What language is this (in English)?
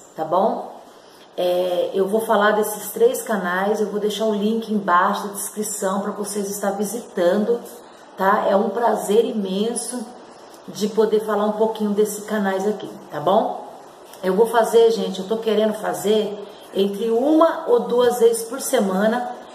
Portuguese